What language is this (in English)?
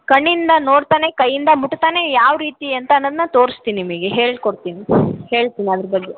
Kannada